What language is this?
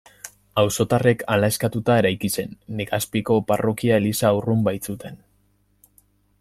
Basque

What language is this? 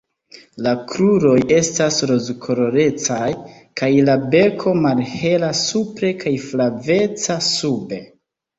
Esperanto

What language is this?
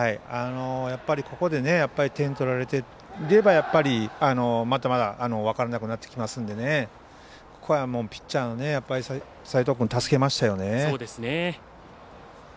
Japanese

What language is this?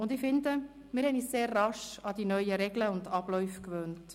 Swiss German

